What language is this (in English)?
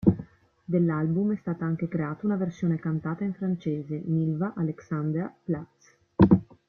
Italian